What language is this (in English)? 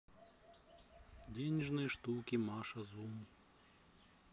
Russian